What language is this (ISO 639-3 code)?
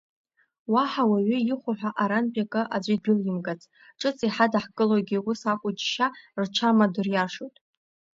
abk